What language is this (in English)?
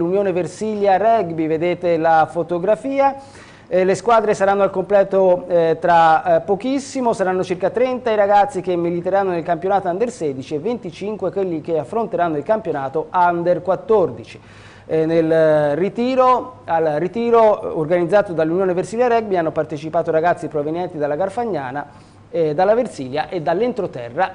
Italian